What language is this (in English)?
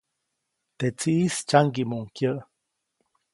Copainalá Zoque